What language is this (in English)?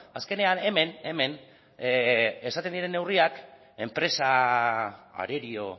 Basque